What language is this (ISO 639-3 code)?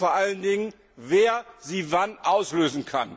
deu